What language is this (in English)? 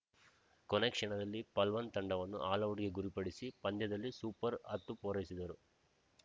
Kannada